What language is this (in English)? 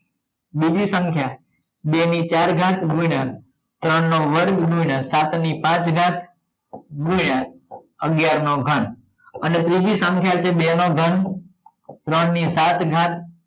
Gujarati